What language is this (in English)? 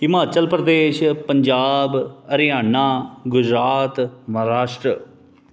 Dogri